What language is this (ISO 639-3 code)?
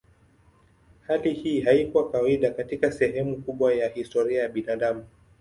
swa